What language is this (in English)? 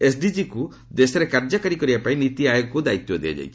Odia